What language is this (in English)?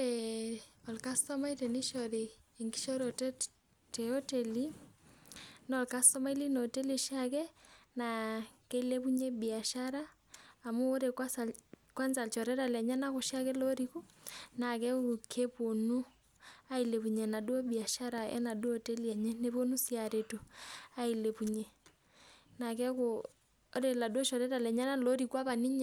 Masai